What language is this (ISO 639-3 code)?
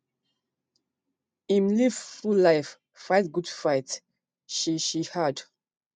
pcm